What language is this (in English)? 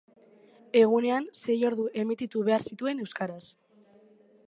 Basque